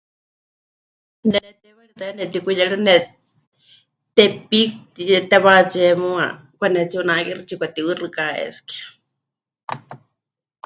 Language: Huichol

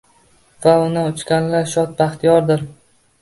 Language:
Uzbek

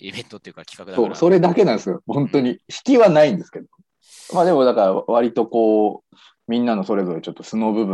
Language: Japanese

